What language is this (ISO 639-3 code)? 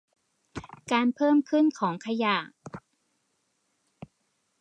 tha